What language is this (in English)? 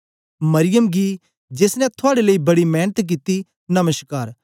Dogri